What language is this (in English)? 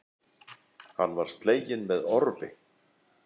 Icelandic